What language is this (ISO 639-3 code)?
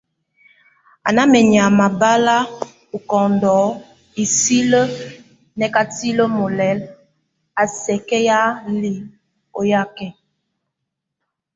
tvu